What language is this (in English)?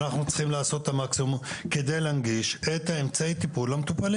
Hebrew